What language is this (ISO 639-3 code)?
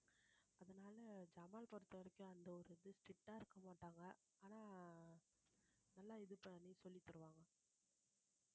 tam